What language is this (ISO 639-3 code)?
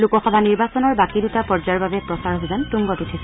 asm